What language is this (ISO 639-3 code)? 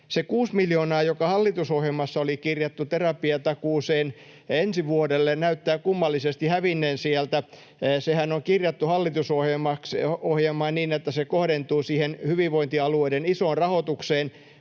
fin